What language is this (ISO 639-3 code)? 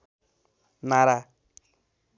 nep